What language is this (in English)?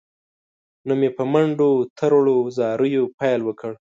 Pashto